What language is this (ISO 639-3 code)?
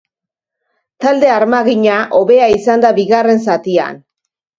eus